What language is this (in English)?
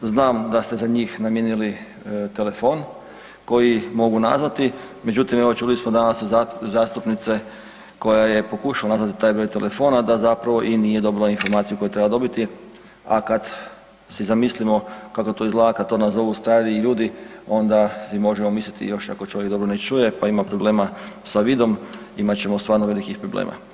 Croatian